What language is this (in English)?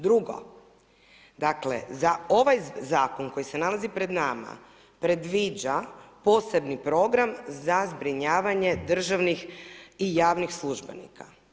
Croatian